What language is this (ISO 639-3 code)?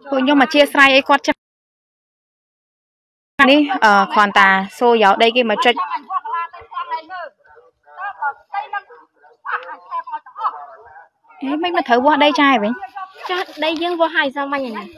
vie